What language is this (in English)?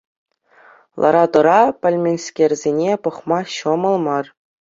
Chuvash